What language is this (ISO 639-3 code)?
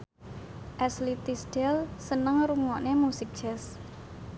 jav